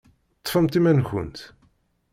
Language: Kabyle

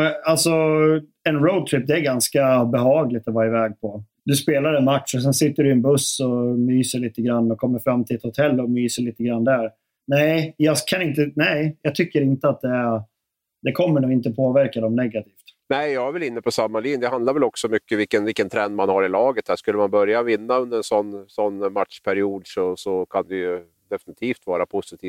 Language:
Swedish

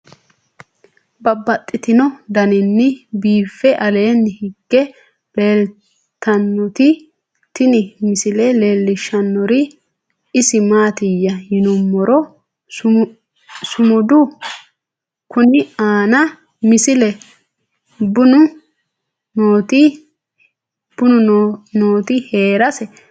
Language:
Sidamo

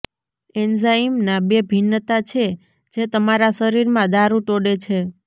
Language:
Gujarati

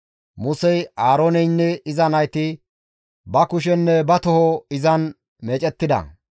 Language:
Gamo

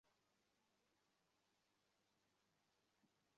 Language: Bangla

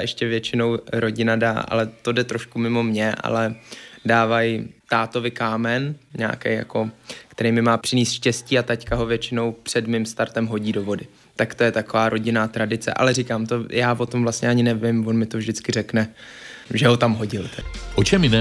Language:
Czech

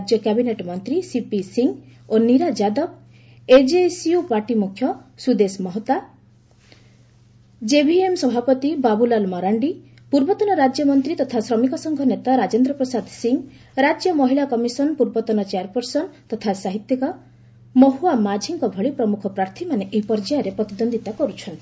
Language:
Odia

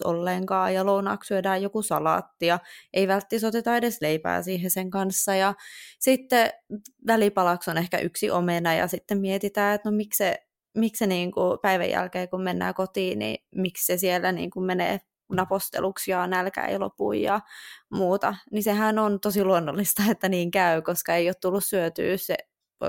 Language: Finnish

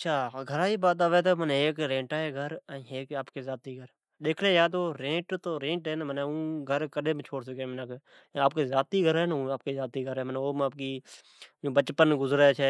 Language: Od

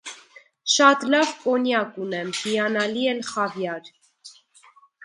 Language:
Armenian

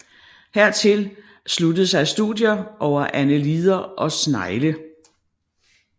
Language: Danish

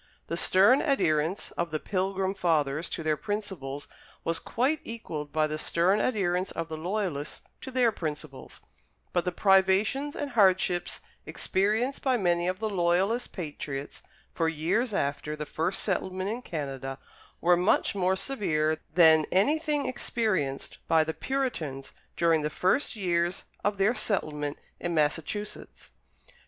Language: English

